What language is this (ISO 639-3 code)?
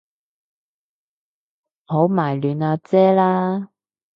yue